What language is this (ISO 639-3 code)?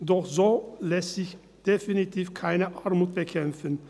gsw